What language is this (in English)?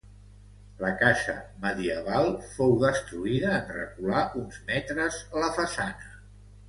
Catalan